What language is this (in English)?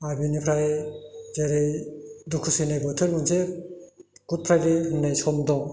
Bodo